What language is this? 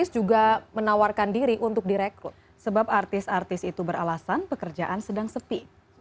Indonesian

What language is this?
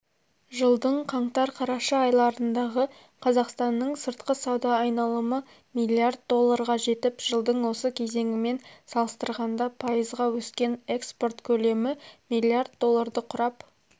Kazakh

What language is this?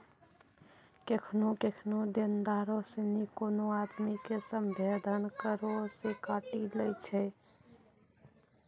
Maithili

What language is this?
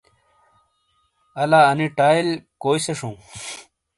Shina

